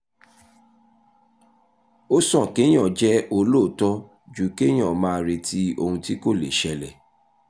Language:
Yoruba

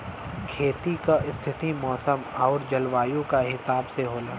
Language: Bhojpuri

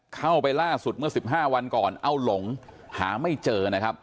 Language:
Thai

